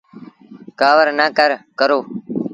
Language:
Sindhi Bhil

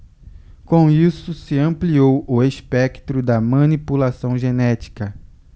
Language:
Portuguese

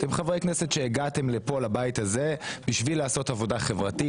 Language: Hebrew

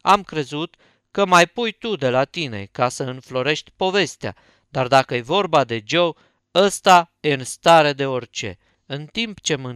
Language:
Romanian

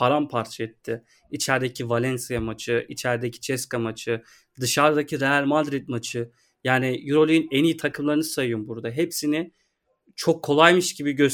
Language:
Turkish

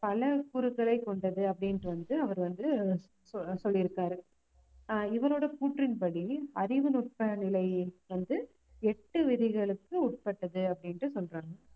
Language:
Tamil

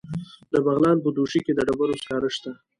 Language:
Pashto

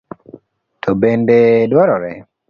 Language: Luo (Kenya and Tanzania)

